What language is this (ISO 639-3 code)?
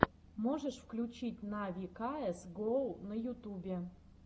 rus